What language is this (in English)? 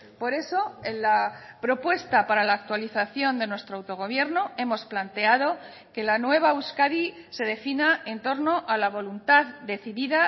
Spanish